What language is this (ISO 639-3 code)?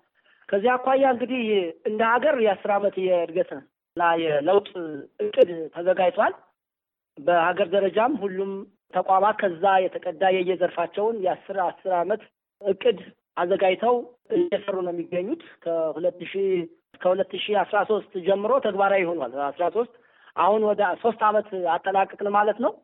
amh